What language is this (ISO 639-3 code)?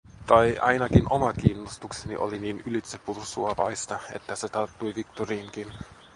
fin